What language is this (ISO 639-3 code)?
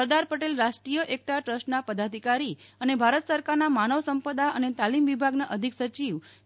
guj